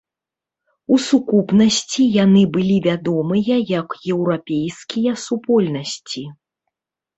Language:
Belarusian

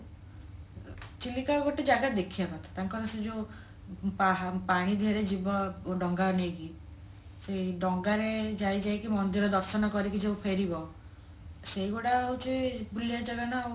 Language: Odia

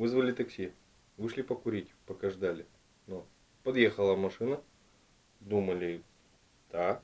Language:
Russian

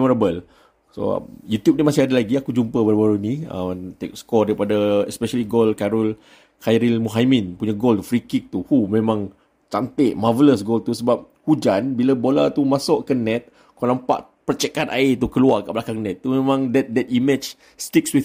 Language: Malay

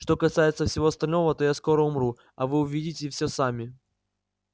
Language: Russian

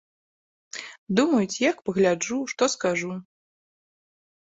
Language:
Belarusian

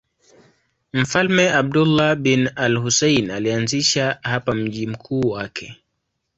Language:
Swahili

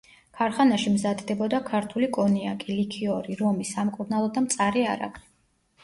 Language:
Georgian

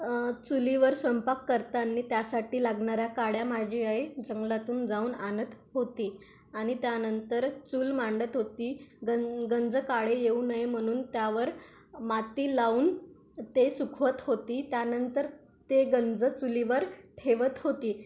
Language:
Marathi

